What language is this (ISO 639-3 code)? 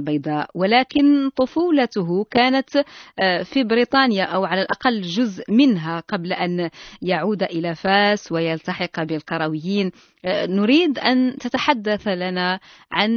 ara